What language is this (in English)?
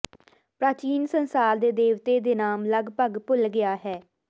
Punjabi